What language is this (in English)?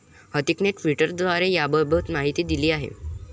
Marathi